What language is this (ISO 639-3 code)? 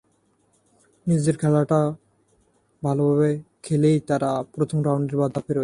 ben